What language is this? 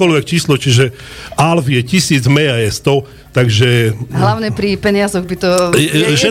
Slovak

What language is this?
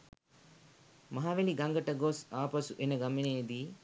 Sinhala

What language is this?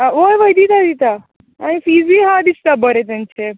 Konkani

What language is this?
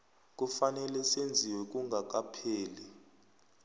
South Ndebele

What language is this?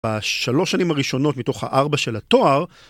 Hebrew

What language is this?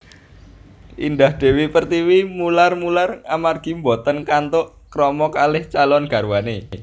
Javanese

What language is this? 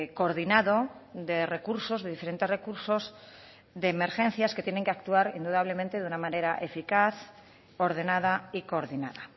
Spanish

